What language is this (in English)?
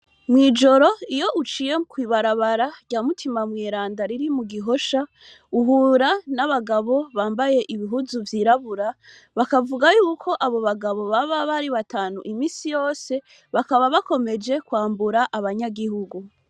Rundi